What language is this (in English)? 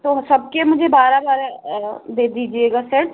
Hindi